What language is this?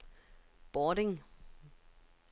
Danish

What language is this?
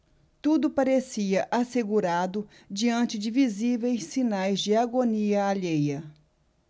Portuguese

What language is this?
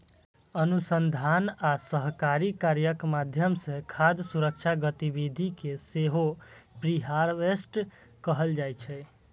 Maithili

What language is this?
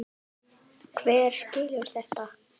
Icelandic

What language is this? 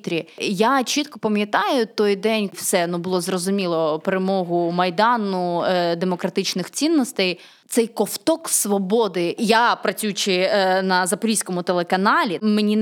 Ukrainian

